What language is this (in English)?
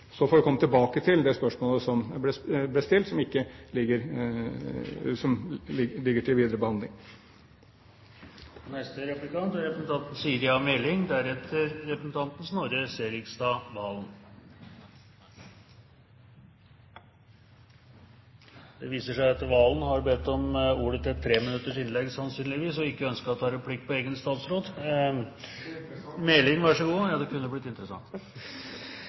Norwegian